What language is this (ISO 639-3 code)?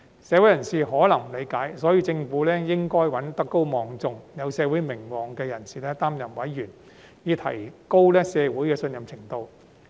yue